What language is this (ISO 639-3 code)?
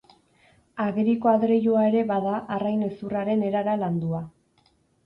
eus